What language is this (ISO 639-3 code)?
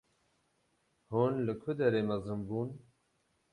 kur